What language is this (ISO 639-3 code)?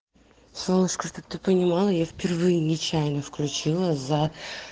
rus